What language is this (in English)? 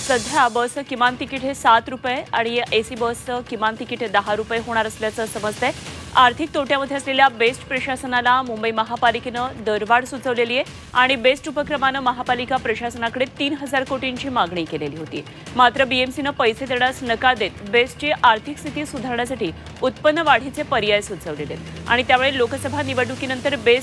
Marathi